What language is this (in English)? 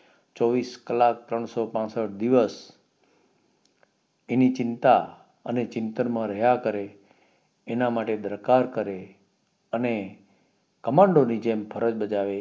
Gujarati